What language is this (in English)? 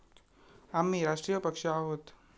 Marathi